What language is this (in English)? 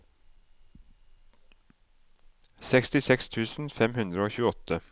Norwegian